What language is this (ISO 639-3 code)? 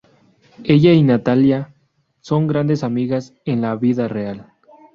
spa